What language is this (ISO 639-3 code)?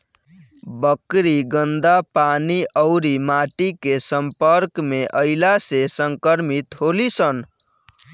bho